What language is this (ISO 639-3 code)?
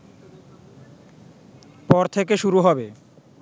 ben